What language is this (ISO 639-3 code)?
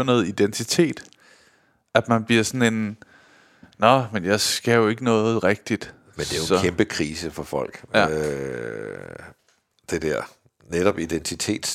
dan